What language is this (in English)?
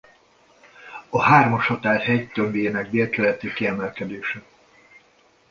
Hungarian